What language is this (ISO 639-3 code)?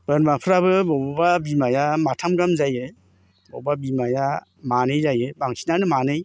brx